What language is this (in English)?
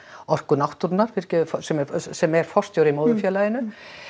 Icelandic